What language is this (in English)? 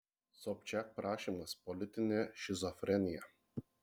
Lithuanian